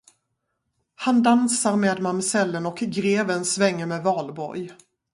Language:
Swedish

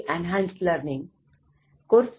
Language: Gujarati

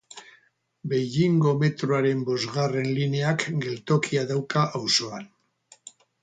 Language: Basque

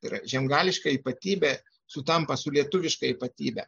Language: Lithuanian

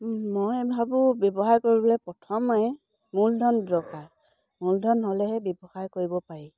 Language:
Assamese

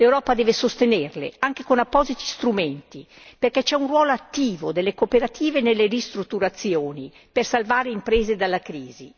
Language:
Italian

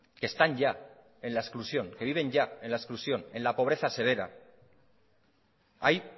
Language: Spanish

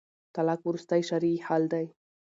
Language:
Pashto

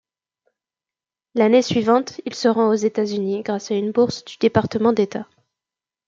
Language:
French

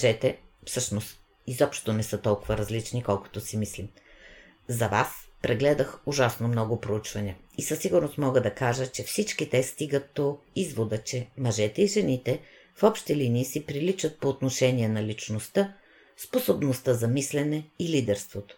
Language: Bulgarian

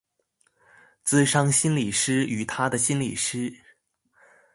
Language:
Chinese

